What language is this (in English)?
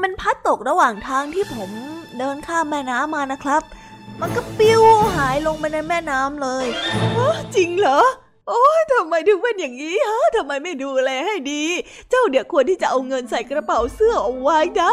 Thai